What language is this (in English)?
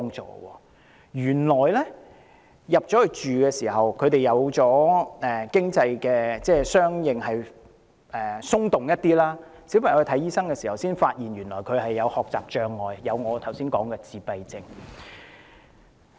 Cantonese